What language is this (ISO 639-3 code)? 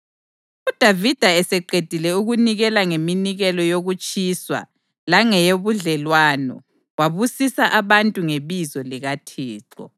nde